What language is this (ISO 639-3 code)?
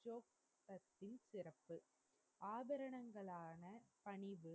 tam